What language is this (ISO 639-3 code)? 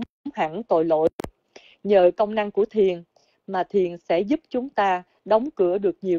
vie